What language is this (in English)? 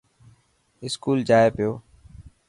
Dhatki